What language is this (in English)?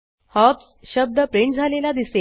Marathi